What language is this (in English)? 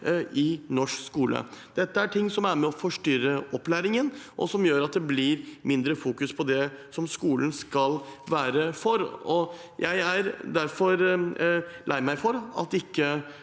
Norwegian